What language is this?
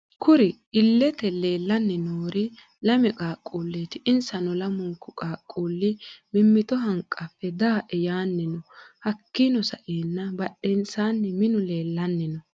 Sidamo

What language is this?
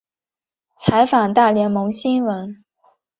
Chinese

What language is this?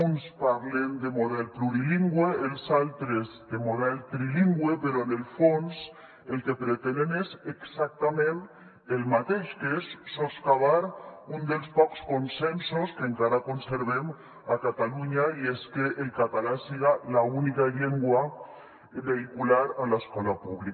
Catalan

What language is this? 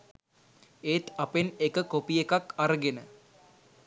Sinhala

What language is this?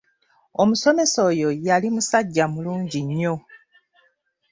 Ganda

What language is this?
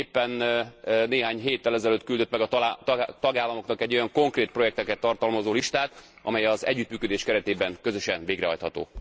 Hungarian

